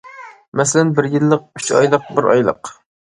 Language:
Uyghur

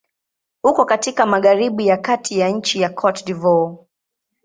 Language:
Swahili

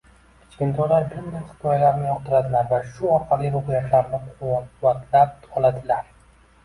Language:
Uzbek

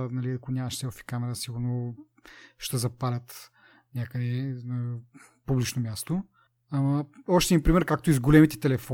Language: Bulgarian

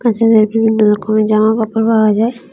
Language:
Bangla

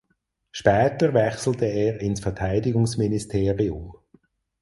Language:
German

